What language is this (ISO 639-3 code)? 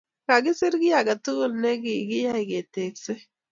kln